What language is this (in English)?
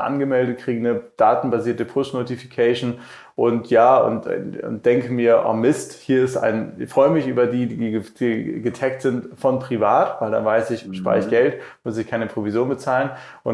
German